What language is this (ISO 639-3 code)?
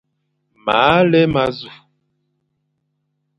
fan